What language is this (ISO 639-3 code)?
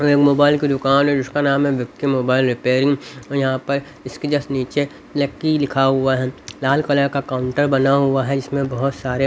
hin